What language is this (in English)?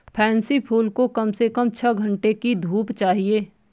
Hindi